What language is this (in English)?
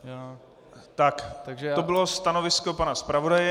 Czech